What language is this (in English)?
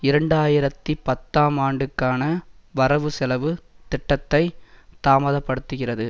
Tamil